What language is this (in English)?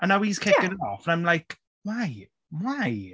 Welsh